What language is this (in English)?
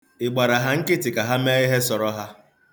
Igbo